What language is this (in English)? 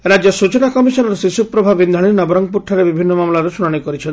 Odia